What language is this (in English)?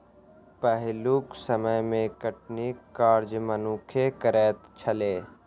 Maithili